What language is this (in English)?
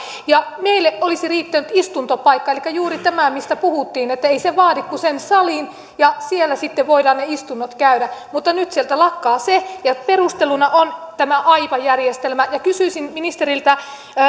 Finnish